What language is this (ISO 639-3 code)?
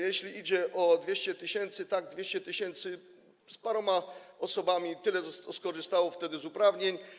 pol